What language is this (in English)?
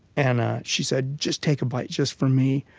English